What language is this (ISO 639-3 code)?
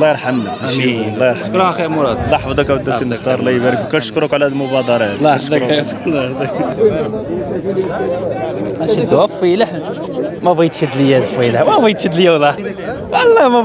ara